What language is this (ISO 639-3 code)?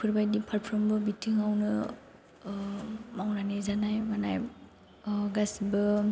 brx